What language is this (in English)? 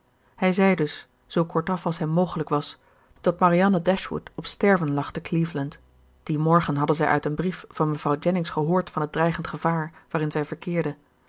Dutch